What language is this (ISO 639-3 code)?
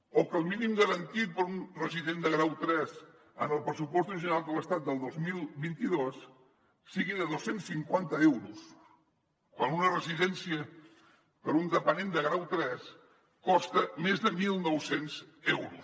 cat